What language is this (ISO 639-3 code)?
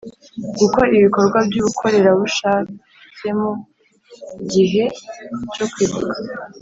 kin